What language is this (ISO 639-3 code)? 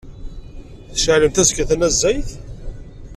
kab